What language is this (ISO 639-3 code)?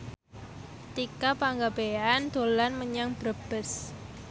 jav